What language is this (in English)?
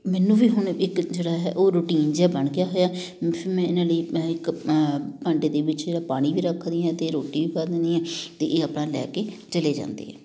Punjabi